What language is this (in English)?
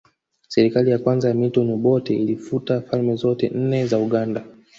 Swahili